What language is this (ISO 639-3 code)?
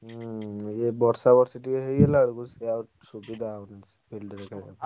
ori